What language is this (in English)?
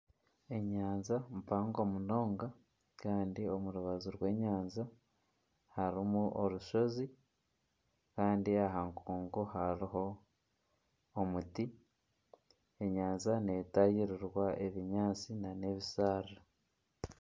Nyankole